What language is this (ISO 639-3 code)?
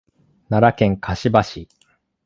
jpn